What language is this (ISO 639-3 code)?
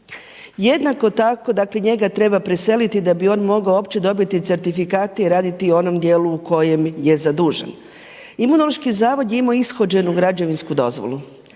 hrv